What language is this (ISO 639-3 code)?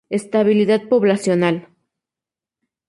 spa